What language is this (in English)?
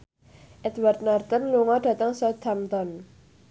Javanese